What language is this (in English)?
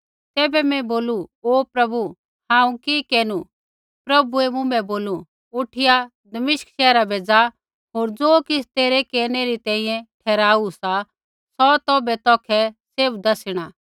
Kullu Pahari